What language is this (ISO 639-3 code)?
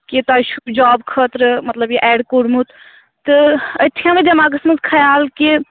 kas